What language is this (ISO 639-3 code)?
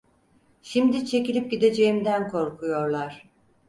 tur